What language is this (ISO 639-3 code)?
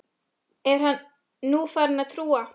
isl